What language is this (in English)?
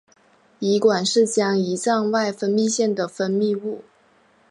Chinese